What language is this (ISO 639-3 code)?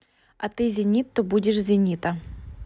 rus